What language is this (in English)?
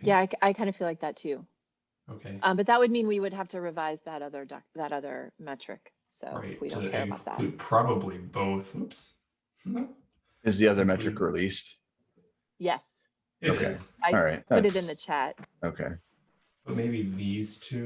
English